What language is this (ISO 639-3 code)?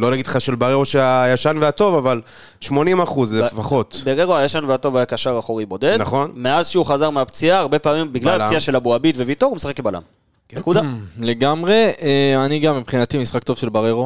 heb